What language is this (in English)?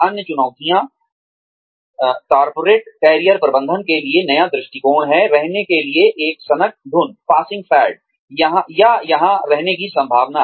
Hindi